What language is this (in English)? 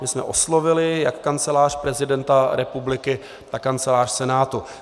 Czech